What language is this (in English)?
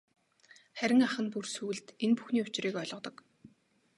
Mongolian